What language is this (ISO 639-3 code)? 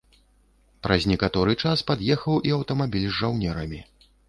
bel